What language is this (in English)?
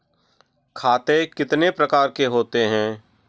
Hindi